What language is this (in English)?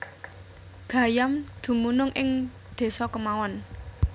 Javanese